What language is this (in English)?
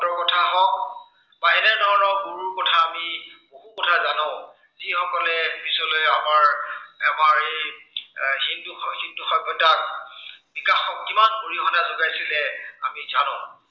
Assamese